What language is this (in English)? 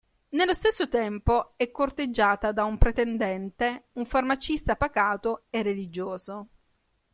Italian